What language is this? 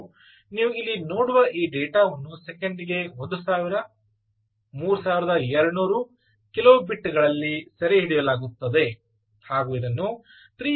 Kannada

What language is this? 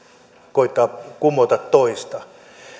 Finnish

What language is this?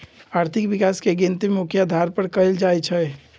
Magahi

